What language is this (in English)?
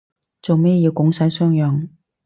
Cantonese